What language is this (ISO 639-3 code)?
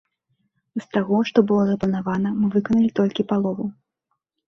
bel